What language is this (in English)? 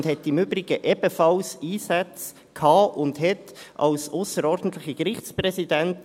Swiss German